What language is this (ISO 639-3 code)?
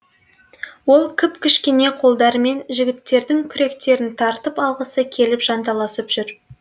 kaz